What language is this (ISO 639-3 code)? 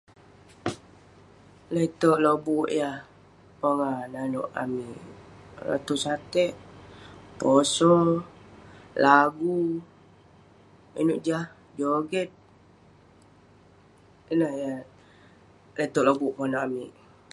pne